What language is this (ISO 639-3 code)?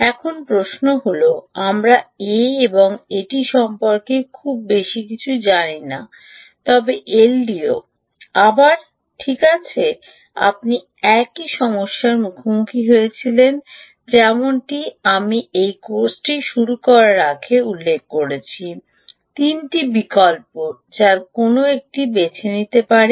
ben